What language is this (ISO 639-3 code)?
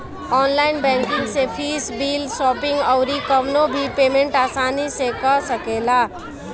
bho